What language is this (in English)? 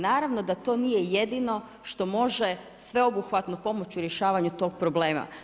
Croatian